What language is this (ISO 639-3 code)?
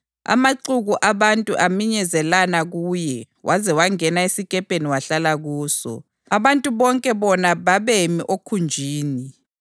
nde